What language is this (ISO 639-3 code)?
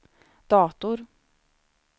swe